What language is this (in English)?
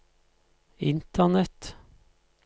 Norwegian